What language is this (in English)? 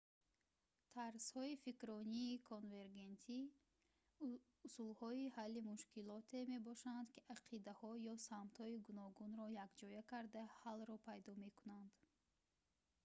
Tajik